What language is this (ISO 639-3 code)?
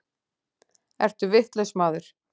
isl